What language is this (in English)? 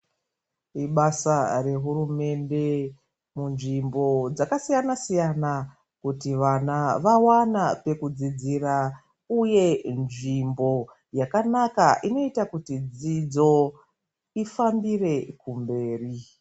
Ndau